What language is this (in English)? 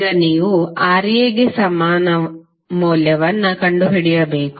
Kannada